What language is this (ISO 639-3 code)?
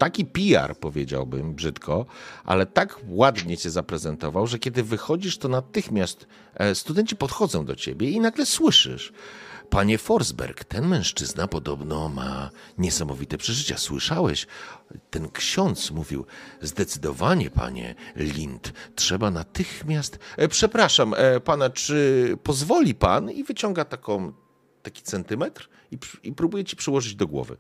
pol